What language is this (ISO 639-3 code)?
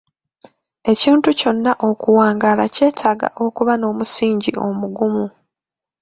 lug